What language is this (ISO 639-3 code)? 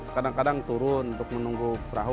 ind